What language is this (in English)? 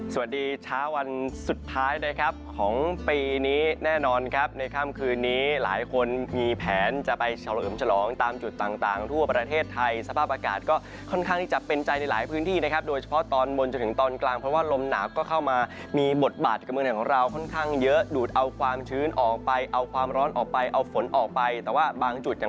Thai